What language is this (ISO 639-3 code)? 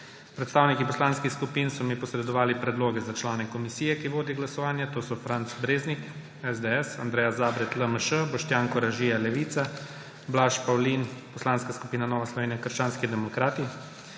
slv